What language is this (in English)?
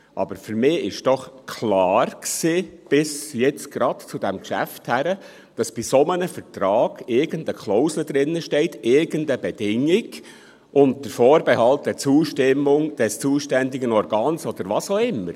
Swiss German